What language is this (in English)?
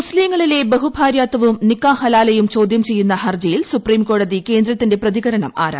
Malayalam